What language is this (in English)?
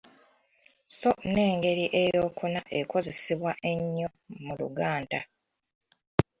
Ganda